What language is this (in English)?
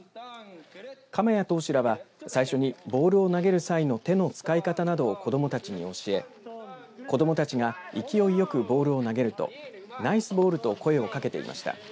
Japanese